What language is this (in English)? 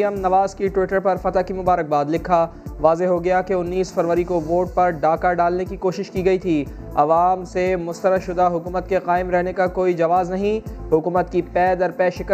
Urdu